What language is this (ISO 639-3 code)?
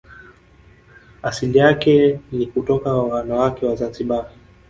swa